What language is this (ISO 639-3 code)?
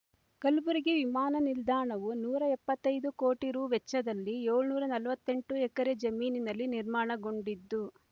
kan